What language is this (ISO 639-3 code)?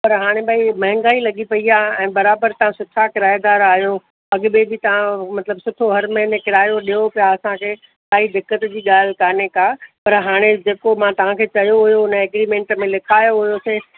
snd